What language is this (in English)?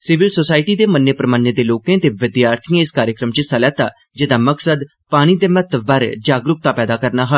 Dogri